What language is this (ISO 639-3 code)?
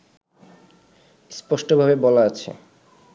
ben